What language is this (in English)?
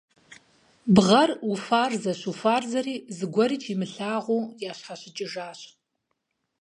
Kabardian